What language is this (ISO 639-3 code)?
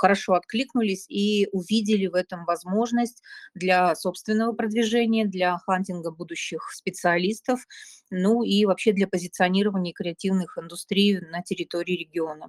rus